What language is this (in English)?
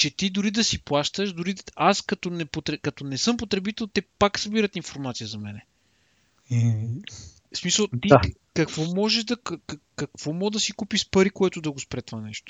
Bulgarian